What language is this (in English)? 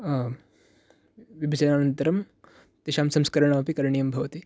Sanskrit